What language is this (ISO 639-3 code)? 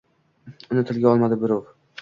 uzb